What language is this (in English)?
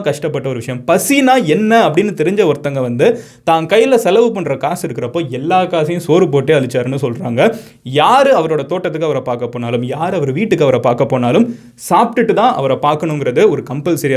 Tamil